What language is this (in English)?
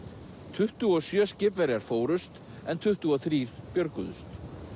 Icelandic